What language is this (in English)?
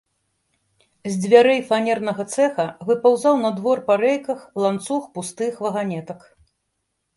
Belarusian